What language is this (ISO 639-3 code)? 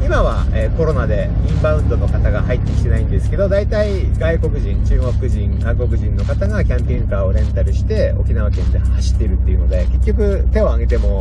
jpn